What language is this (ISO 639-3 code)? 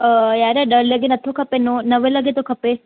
snd